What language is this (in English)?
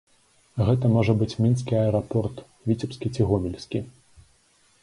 Belarusian